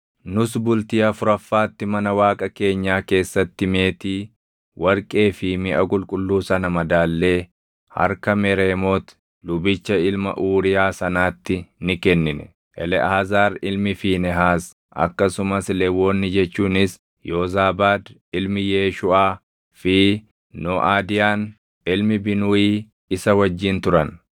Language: Oromo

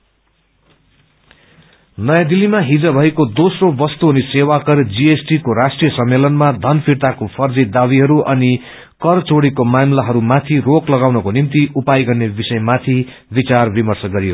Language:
Nepali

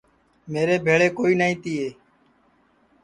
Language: Sansi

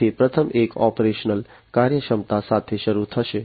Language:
Gujarati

